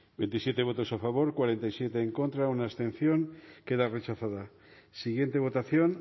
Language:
Basque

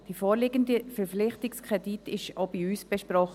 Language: Swiss German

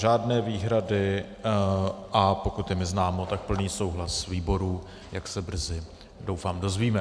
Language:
Czech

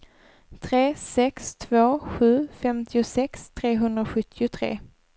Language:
Swedish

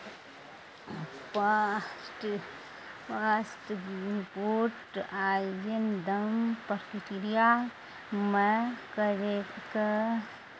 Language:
Maithili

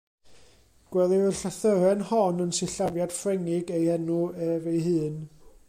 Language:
Welsh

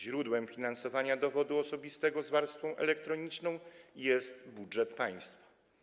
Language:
Polish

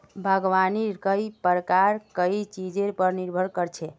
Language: Magahi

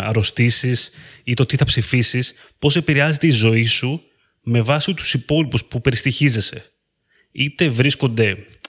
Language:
Greek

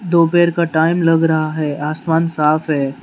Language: Hindi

